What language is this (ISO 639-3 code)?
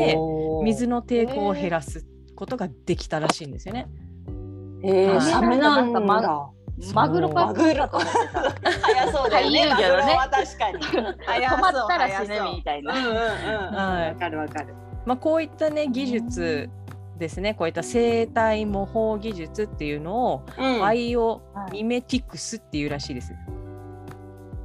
jpn